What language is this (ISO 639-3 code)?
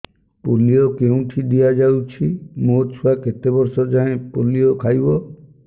ori